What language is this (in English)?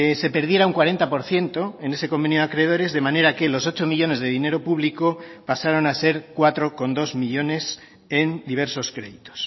Spanish